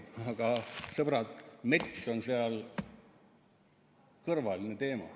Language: Estonian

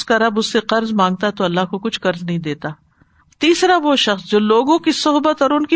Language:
Urdu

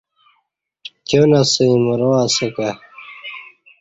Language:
Kati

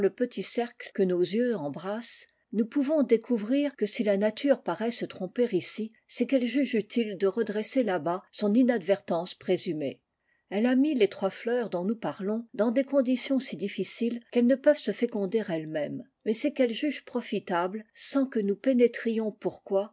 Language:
French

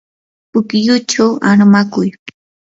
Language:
Yanahuanca Pasco Quechua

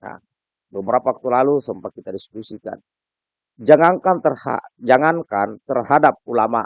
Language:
Indonesian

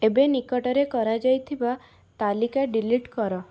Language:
Odia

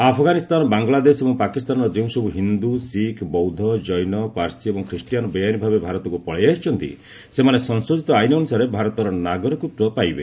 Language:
Odia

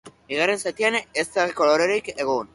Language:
Basque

